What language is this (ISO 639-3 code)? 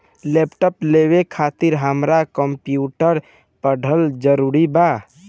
bho